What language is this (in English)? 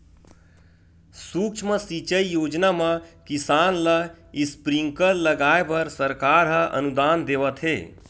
Chhattisgarhi